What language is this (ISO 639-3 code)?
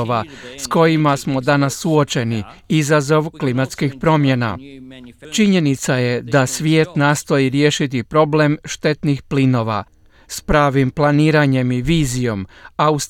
hrv